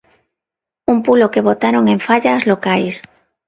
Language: Galician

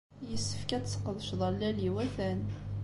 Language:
Kabyle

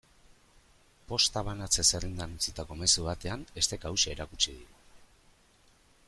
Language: Basque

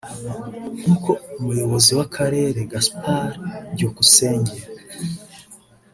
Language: Kinyarwanda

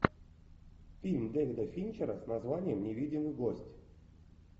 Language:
Russian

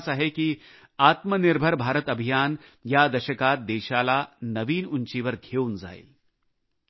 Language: Marathi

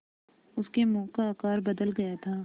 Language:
Hindi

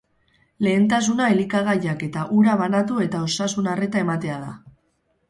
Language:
Basque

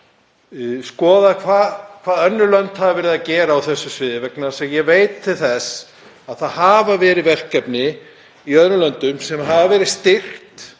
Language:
Icelandic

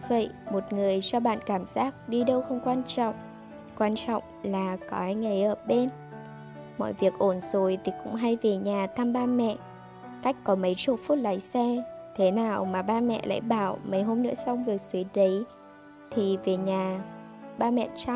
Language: Vietnamese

